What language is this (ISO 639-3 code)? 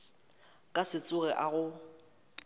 nso